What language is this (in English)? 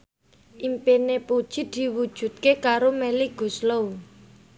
Javanese